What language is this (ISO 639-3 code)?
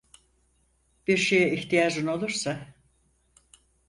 tur